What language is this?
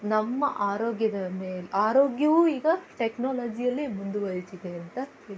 Kannada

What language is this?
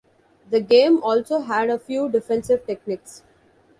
English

